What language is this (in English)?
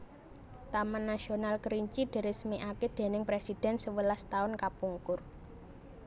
Javanese